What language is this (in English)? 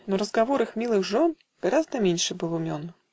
Russian